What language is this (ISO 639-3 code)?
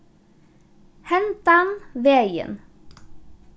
fao